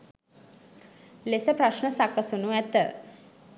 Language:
Sinhala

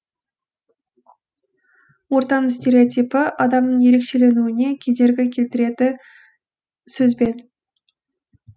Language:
Kazakh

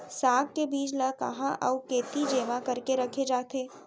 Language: Chhattisgarhi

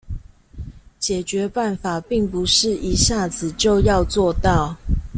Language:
Chinese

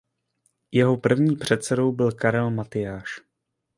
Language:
Czech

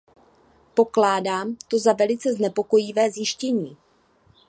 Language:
Czech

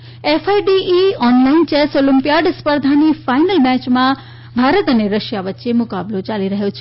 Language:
Gujarati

